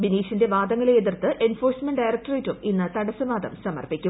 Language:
Malayalam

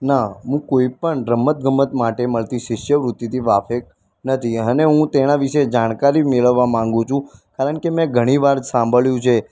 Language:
Gujarati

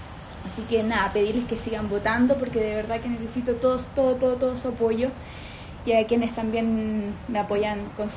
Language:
Spanish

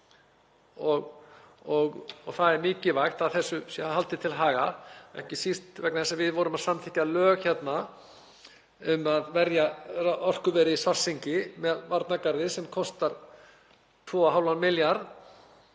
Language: Icelandic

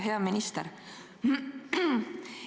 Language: Estonian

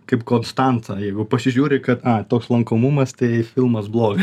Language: Lithuanian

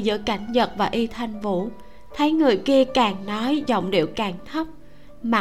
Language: Vietnamese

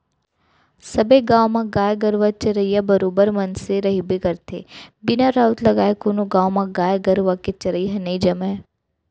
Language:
Chhattisgarhi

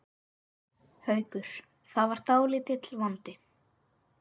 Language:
Icelandic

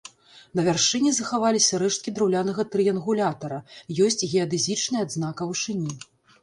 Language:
Belarusian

